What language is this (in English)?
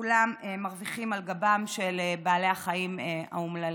Hebrew